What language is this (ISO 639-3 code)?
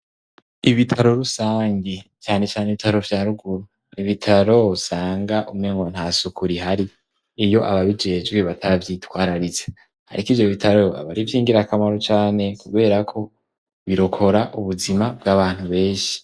run